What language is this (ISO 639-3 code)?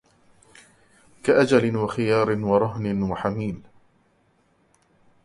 ara